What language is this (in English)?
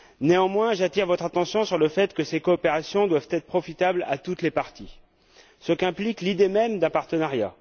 French